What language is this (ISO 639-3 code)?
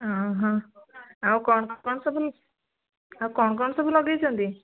ori